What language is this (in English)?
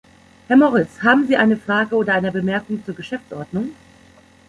German